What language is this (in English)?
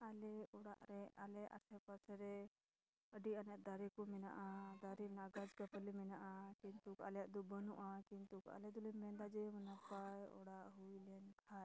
Santali